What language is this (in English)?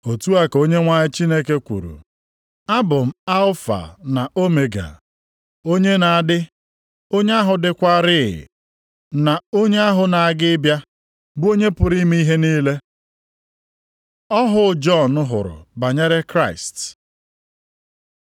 Igbo